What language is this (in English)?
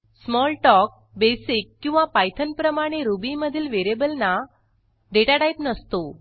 Marathi